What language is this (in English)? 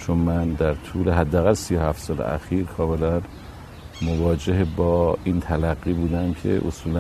Persian